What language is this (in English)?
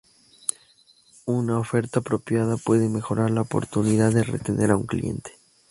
Spanish